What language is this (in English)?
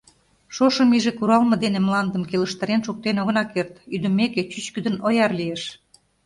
Mari